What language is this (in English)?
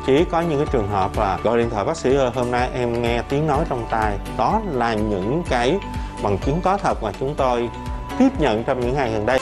Vietnamese